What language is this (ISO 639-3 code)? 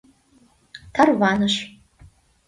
chm